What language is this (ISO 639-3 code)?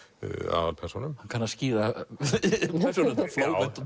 isl